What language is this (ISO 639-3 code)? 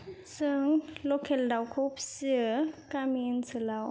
brx